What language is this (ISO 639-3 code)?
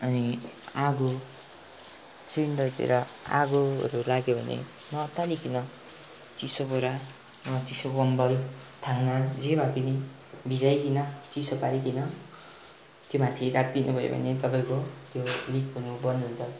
nep